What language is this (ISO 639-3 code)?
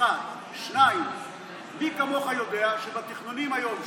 heb